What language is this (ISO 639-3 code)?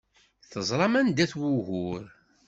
kab